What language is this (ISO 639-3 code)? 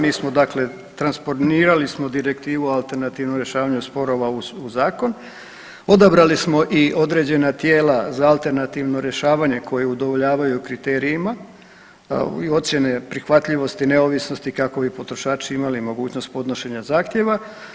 hrv